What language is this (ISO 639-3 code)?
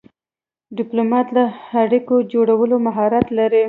pus